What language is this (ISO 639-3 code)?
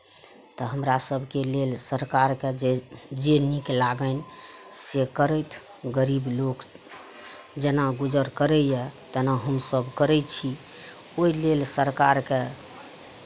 mai